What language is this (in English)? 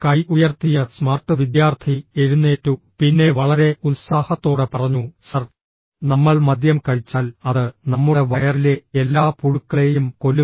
Malayalam